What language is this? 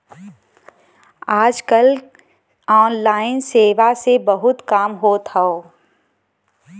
Bhojpuri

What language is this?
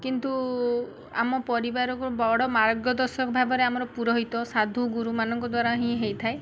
Odia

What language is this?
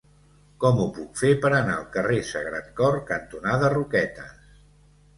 Catalan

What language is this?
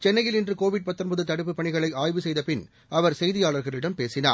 Tamil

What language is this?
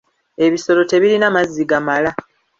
Ganda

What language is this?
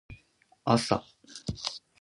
Japanese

